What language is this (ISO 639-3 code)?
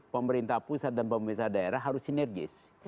ind